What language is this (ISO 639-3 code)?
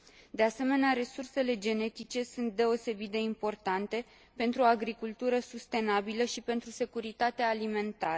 ron